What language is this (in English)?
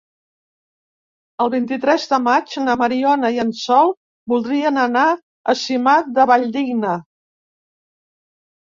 Catalan